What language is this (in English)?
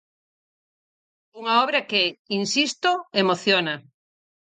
Galician